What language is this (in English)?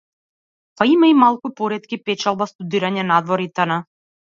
Macedonian